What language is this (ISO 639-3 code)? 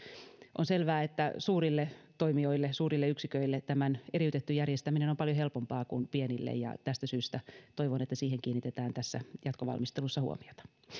fin